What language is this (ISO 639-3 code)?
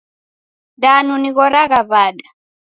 dav